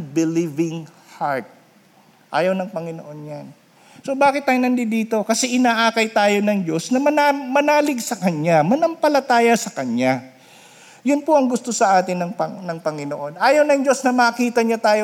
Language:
Filipino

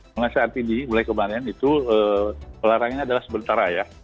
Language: Indonesian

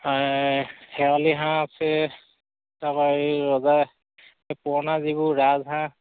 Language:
Assamese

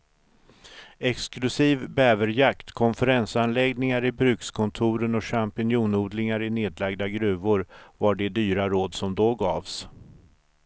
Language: Swedish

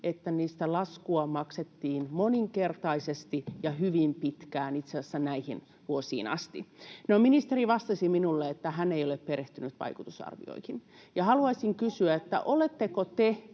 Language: Finnish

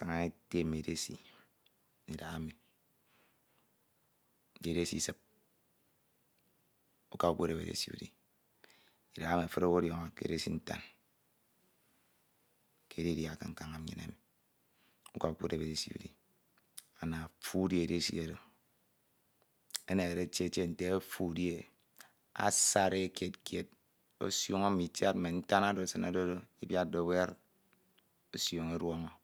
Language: Ito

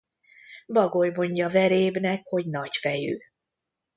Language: Hungarian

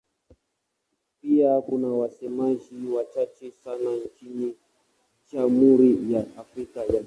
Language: Swahili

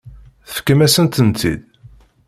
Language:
Kabyle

